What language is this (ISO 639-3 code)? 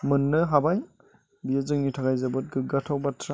brx